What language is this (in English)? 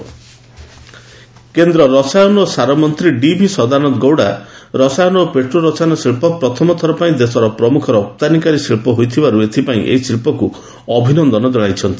Odia